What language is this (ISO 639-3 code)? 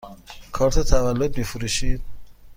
fas